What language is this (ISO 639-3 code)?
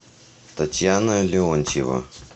rus